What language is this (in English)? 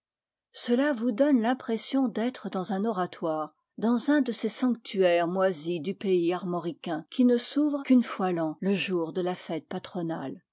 French